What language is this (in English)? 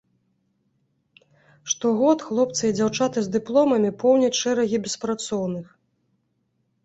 Belarusian